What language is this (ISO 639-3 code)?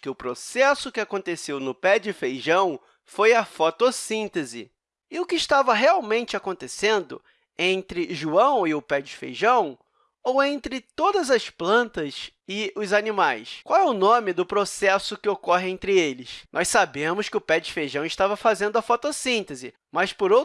por